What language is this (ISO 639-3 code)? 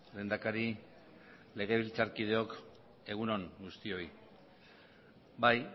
eus